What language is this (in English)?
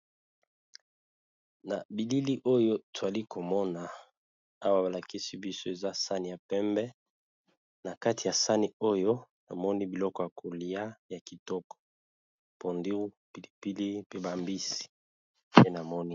Lingala